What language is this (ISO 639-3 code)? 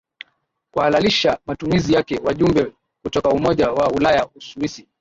swa